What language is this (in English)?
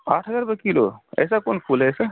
Urdu